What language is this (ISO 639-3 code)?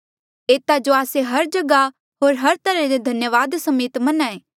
mjl